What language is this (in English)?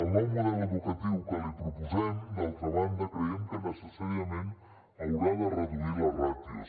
Catalan